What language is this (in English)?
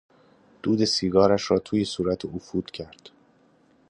Persian